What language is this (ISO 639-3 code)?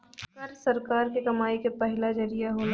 bho